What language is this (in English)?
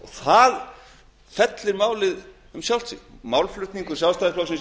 Icelandic